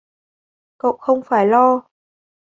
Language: Vietnamese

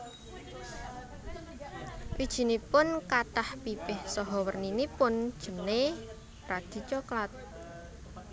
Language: Javanese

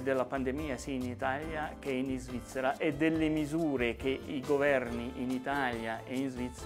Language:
Italian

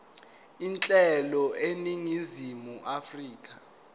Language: Zulu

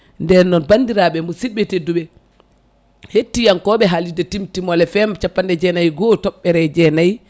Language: Fula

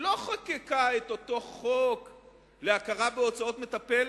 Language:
Hebrew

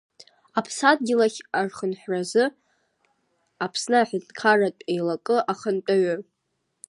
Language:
Abkhazian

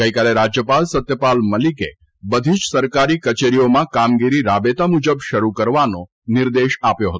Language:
Gujarati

